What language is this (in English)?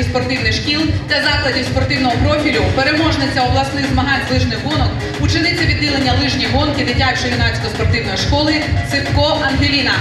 Ukrainian